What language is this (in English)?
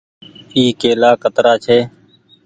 Goaria